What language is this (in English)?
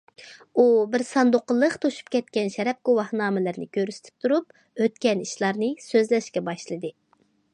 Uyghur